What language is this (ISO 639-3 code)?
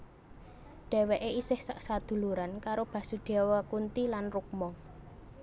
jav